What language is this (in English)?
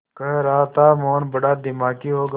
Hindi